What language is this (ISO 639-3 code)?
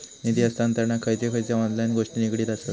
mar